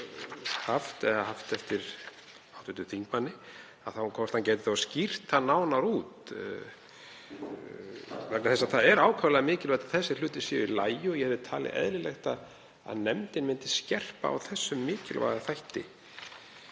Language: Icelandic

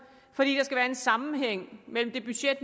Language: Danish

